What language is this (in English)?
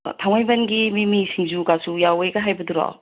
Manipuri